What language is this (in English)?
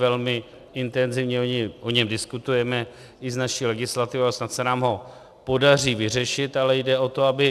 Czech